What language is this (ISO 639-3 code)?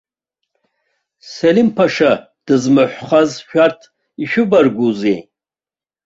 abk